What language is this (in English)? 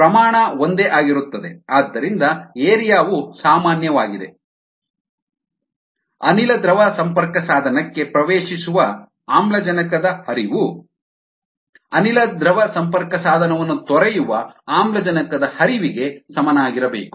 Kannada